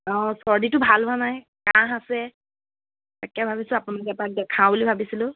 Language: Assamese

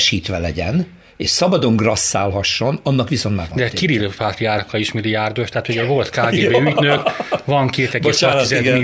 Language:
Hungarian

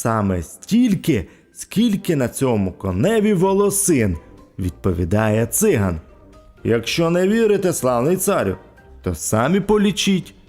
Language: Ukrainian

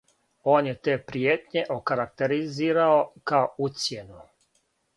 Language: Serbian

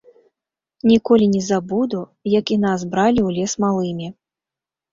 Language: Belarusian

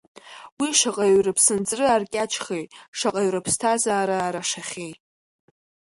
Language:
Abkhazian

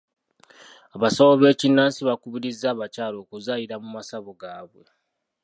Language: Ganda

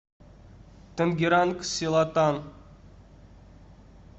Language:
Russian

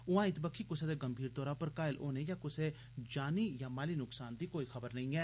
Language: Dogri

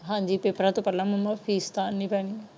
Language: Punjabi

